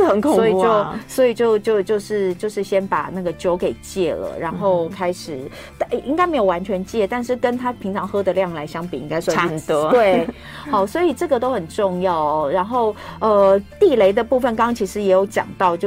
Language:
Chinese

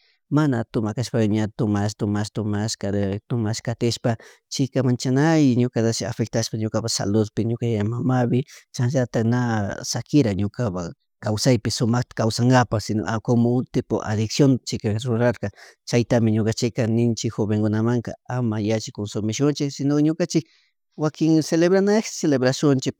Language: Chimborazo Highland Quichua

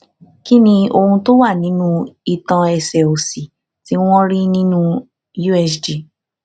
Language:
Yoruba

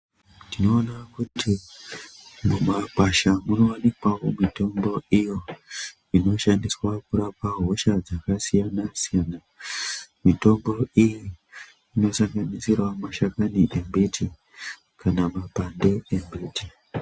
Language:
Ndau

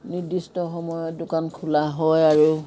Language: Assamese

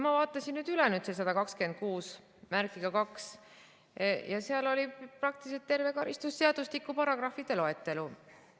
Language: Estonian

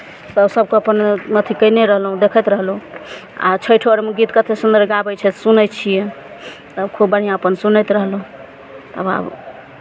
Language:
Maithili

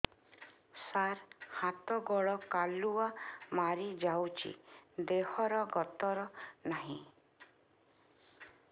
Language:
Odia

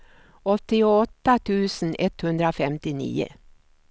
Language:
Swedish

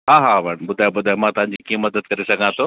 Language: Sindhi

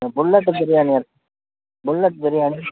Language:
Tamil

